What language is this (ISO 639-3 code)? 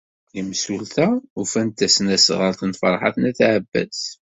kab